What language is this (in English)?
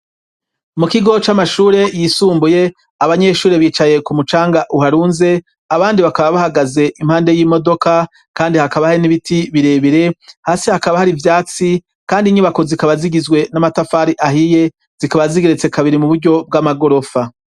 Rundi